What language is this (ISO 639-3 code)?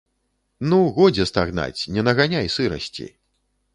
bel